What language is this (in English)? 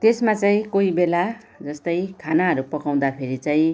Nepali